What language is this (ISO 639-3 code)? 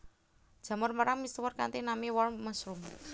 jav